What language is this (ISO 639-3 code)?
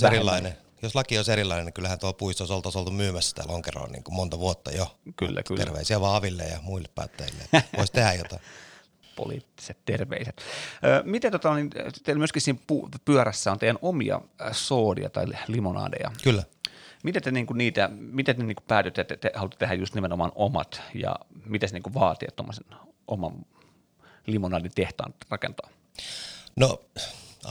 fin